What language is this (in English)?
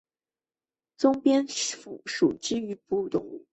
Chinese